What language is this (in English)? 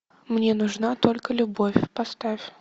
Russian